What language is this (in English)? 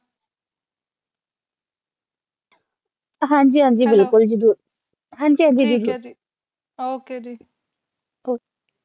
Punjabi